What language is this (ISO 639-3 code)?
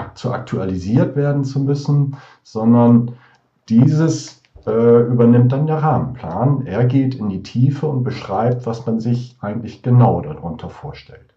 deu